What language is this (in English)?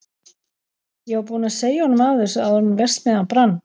Icelandic